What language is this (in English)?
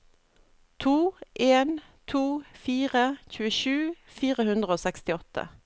Norwegian